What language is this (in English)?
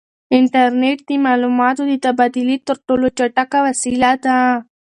Pashto